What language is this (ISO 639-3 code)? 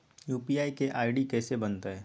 mag